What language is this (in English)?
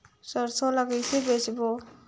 Chhattisgarhi